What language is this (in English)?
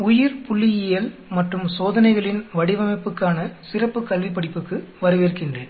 Tamil